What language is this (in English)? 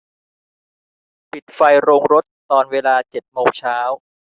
Thai